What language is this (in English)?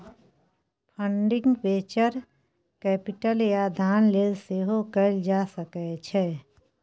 Maithili